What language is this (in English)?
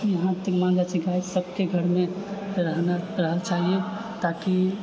Maithili